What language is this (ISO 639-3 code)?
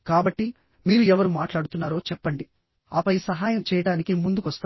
tel